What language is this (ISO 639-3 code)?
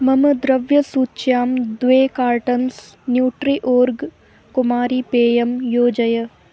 san